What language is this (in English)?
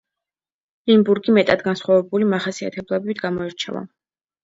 Georgian